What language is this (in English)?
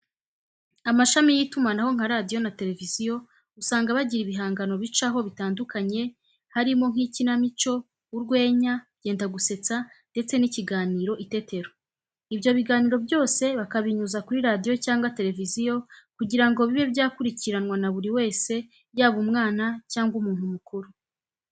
Kinyarwanda